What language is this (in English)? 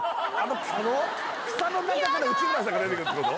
Japanese